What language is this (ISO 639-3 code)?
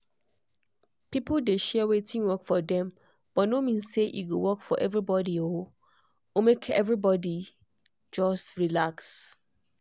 pcm